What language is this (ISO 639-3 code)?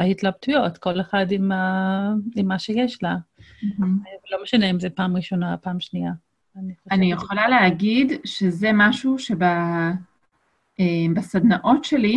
heb